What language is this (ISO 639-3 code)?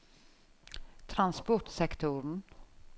nor